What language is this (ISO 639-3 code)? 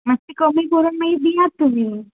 kok